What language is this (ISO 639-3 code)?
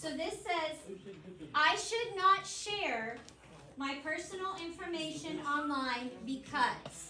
eng